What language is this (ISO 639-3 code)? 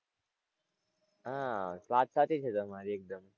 guj